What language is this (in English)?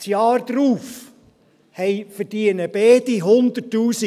Swiss German